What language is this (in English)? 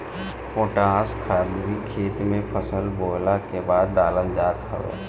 Bhojpuri